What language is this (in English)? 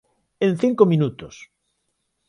Galician